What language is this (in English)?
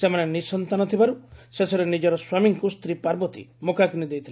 Odia